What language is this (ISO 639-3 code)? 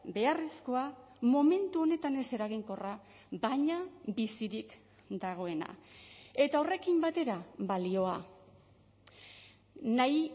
eus